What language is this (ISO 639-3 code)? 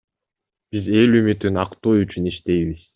kir